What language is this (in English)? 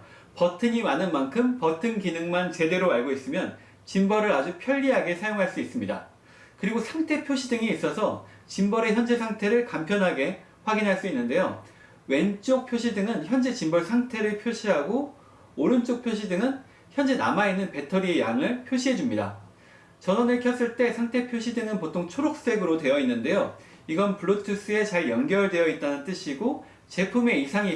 Korean